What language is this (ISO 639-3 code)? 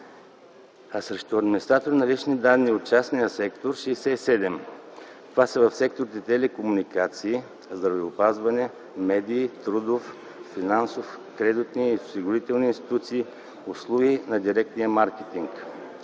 bul